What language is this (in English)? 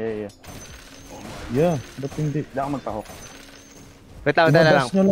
Filipino